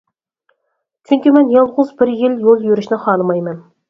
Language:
Uyghur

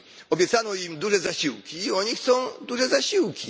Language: Polish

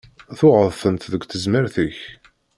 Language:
Kabyle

